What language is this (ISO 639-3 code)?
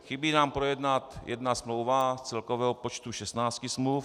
ces